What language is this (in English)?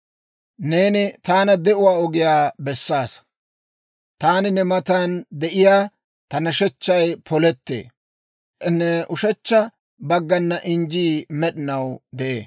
Dawro